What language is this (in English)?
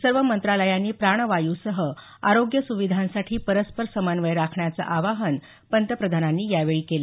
Marathi